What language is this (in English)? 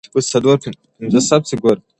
Pashto